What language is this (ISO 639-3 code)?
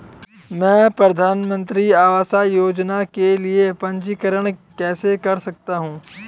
hin